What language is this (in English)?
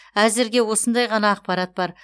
Kazakh